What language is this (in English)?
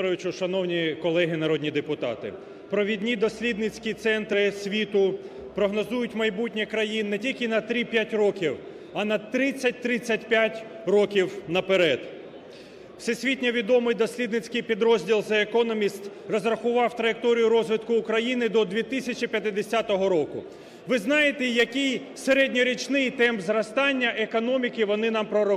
Russian